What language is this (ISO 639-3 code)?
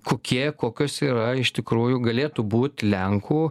lit